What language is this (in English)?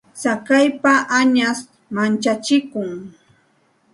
Santa Ana de Tusi Pasco Quechua